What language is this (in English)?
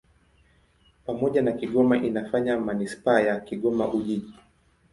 Swahili